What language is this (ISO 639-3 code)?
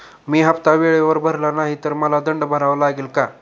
mar